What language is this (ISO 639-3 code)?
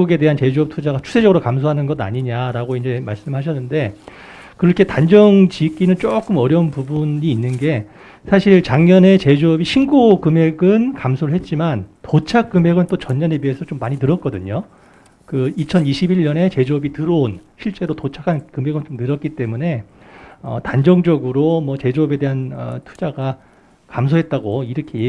kor